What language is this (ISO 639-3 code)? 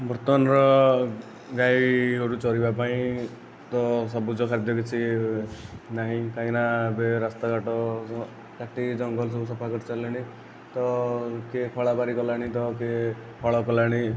ori